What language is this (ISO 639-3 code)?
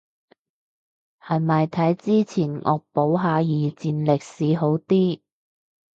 yue